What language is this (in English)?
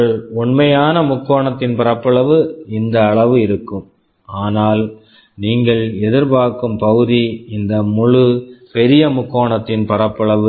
Tamil